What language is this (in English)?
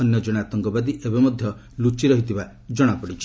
Odia